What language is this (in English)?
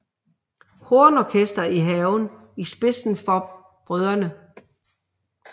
Danish